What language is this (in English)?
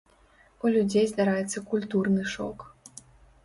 Belarusian